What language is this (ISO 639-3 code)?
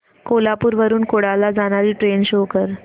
mar